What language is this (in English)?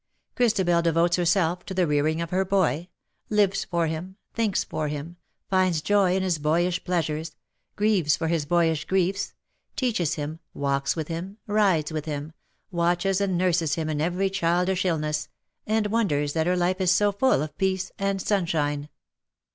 English